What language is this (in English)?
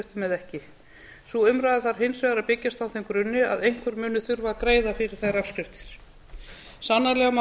Icelandic